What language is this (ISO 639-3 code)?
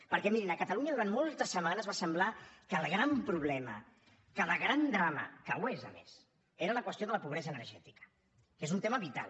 cat